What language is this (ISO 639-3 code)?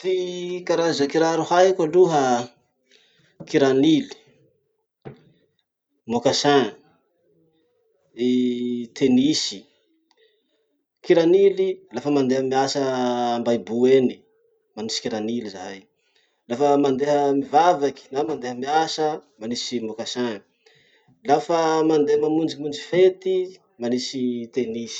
msh